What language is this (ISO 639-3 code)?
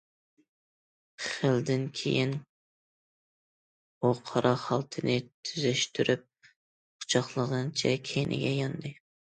uig